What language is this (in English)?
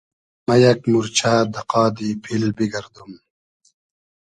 Hazaragi